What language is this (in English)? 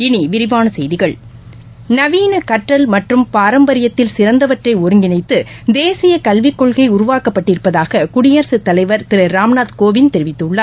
Tamil